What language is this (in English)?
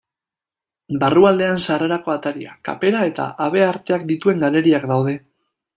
Basque